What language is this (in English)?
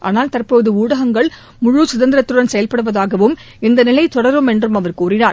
Tamil